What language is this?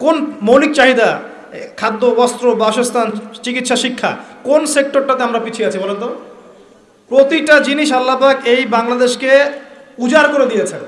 Bangla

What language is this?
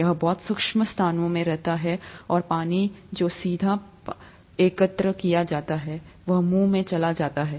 Hindi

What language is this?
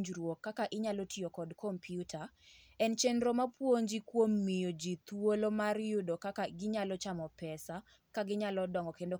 Luo (Kenya and Tanzania)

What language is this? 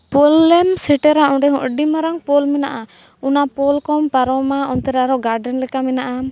Santali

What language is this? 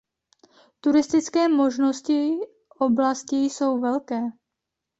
Czech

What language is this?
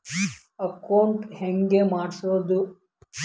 Kannada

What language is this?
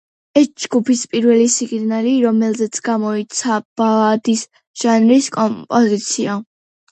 Georgian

